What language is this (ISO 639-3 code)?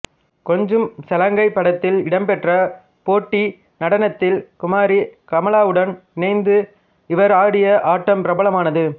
tam